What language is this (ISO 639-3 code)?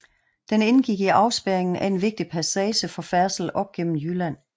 dan